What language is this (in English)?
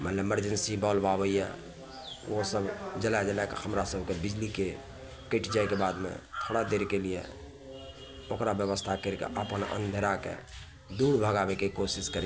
Maithili